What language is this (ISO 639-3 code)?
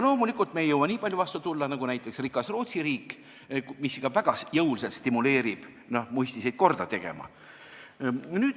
est